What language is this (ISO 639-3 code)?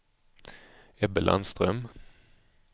swe